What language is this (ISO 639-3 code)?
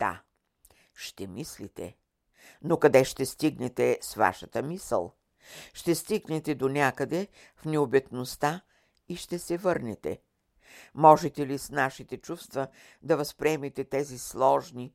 bul